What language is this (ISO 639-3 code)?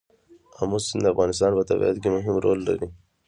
pus